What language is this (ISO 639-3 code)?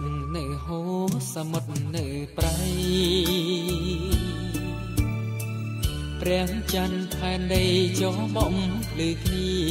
tha